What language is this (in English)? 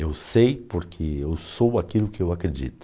Portuguese